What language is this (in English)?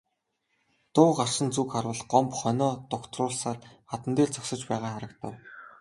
Mongolian